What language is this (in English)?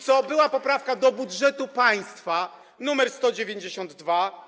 Polish